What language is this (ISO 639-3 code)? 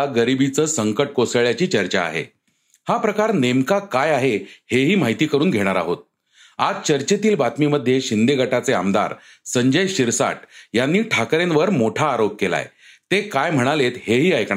mar